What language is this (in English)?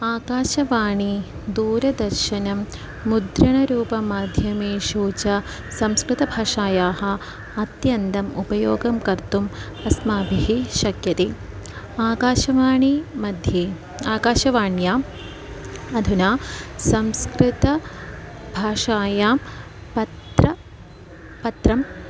Sanskrit